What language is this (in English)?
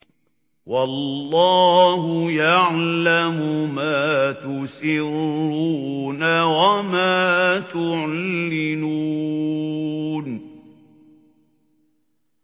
Arabic